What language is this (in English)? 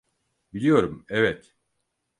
Turkish